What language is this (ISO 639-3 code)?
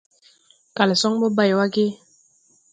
tui